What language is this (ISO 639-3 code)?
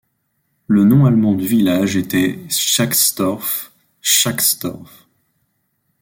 fra